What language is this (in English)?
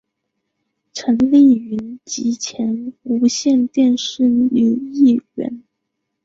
Chinese